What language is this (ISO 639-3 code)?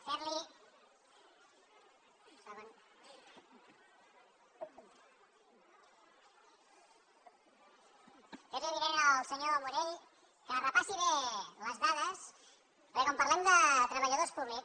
cat